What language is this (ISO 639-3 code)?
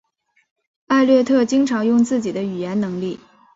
zho